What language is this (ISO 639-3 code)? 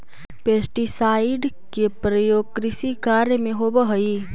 mag